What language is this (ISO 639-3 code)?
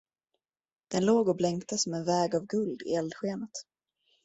swe